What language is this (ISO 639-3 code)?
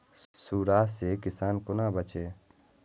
mai